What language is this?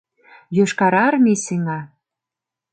Mari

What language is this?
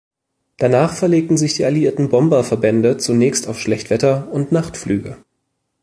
German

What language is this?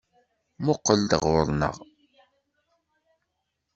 Kabyle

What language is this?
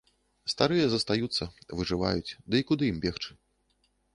Belarusian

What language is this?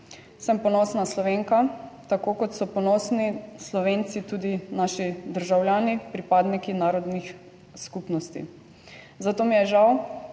Slovenian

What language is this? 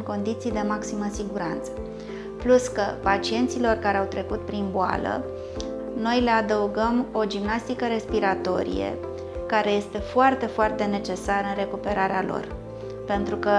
Romanian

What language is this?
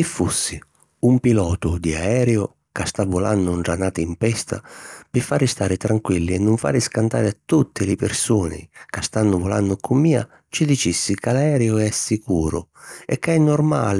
Sicilian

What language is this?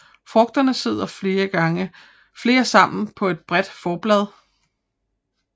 Danish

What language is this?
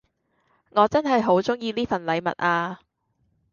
Cantonese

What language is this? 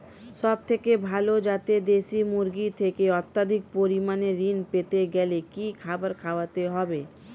Bangla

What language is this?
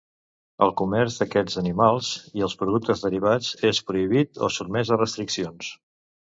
Catalan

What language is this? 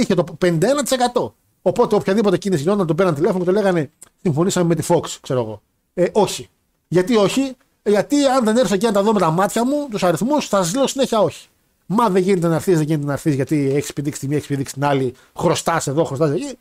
Greek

